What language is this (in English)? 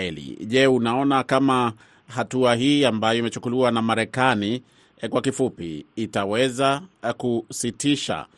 Swahili